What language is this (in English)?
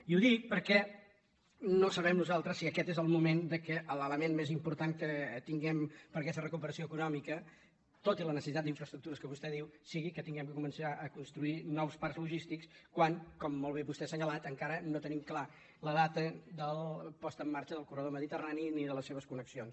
Catalan